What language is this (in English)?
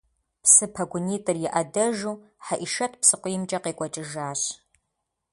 Kabardian